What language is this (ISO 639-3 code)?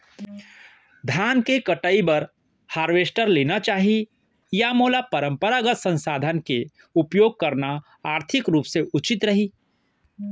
hne